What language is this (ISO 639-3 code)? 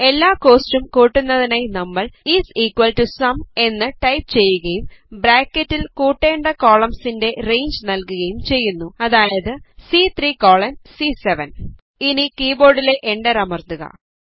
mal